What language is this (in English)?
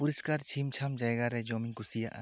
Santali